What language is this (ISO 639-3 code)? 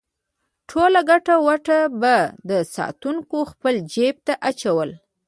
pus